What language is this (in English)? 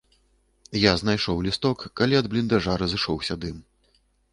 Belarusian